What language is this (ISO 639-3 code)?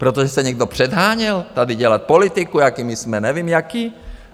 ces